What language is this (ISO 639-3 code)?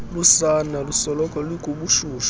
xho